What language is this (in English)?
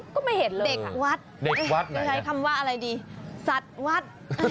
Thai